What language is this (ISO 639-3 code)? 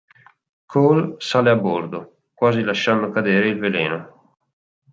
ita